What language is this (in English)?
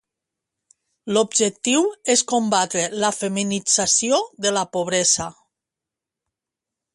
Catalan